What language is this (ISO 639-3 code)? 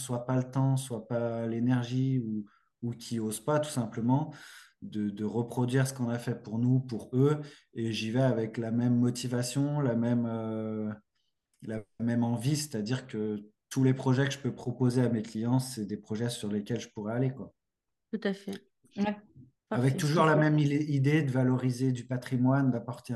fra